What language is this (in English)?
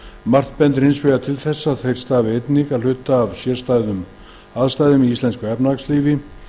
Icelandic